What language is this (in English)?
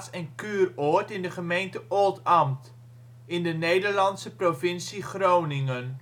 Dutch